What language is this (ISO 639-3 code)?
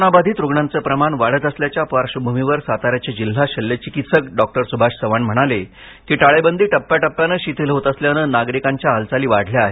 mar